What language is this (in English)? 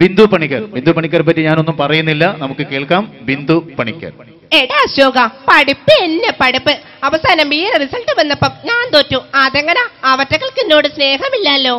Indonesian